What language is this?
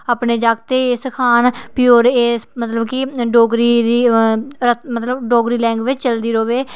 Dogri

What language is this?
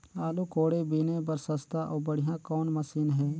Chhattisgarhi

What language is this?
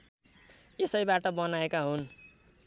Nepali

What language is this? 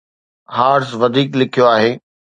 Sindhi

